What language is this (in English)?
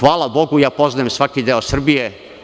Serbian